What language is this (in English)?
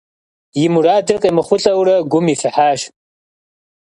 Kabardian